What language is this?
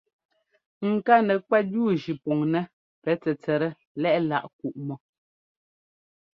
Ngomba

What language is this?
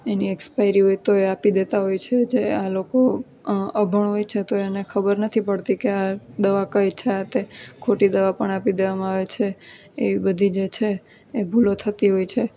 Gujarati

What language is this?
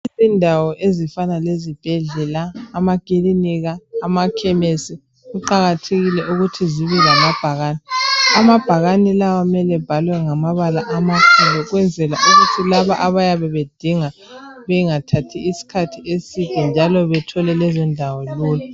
North Ndebele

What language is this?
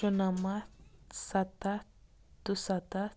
Kashmiri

